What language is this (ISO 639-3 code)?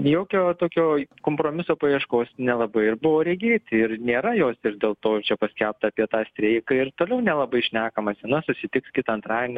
lit